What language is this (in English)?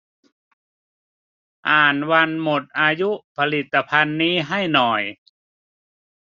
Thai